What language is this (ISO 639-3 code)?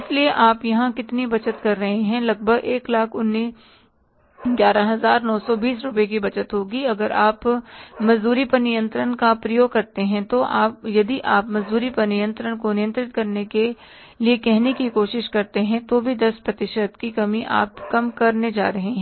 hin